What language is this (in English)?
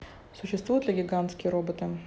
Russian